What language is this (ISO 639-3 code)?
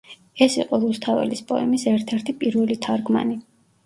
kat